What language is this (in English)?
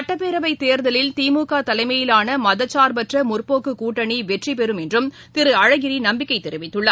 Tamil